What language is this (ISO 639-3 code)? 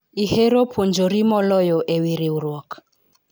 luo